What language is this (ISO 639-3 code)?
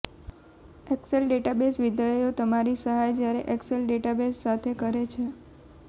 guj